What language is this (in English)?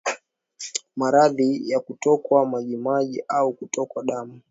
Swahili